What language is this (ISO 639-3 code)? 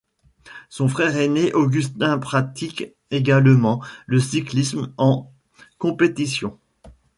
fra